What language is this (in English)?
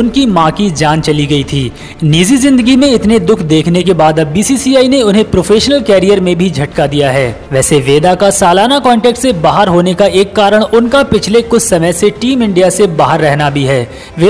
Hindi